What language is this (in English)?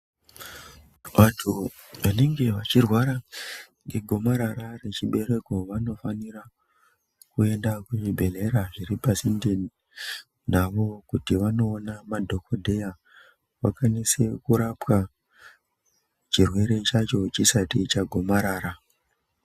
Ndau